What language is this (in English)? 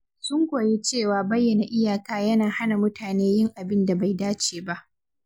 Hausa